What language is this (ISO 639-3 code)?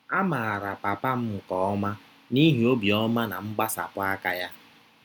ibo